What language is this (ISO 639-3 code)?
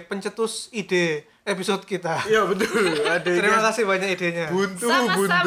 ind